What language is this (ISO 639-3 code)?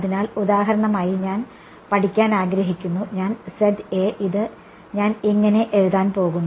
mal